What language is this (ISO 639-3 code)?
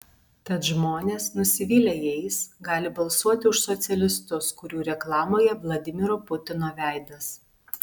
lit